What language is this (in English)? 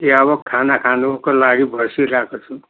Nepali